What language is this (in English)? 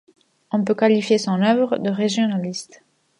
French